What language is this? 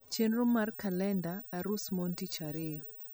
Luo (Kenya and Tanzania)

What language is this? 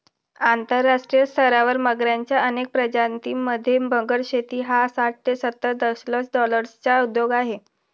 Marathi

